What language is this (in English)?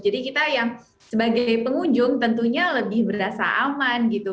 Indonesian